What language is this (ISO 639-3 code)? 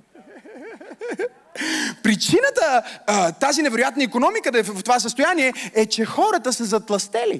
bul